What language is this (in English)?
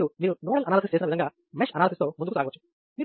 Telugu